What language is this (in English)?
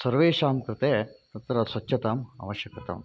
Sanskrit